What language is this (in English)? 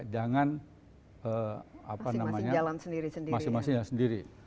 Indonesian